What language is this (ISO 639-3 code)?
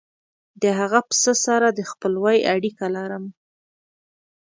pus